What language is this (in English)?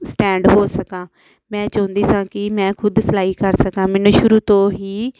Punjabi